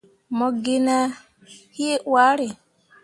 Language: Mundang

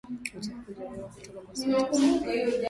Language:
Swahili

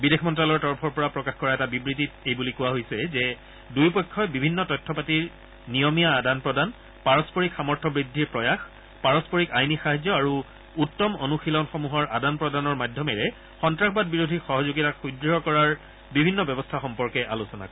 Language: Assamese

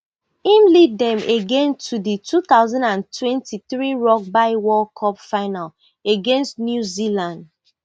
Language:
Nigerian Pidgin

